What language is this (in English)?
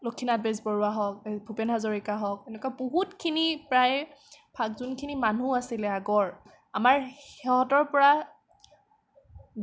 Assamese